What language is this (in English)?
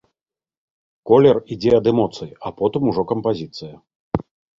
Belarusian